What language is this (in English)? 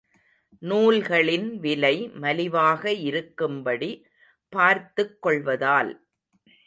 Tamil